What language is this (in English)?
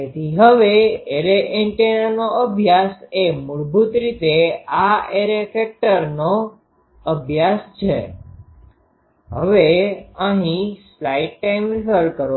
Gujarati